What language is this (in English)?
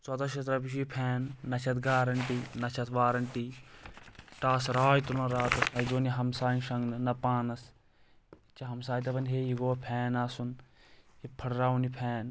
Kashmiri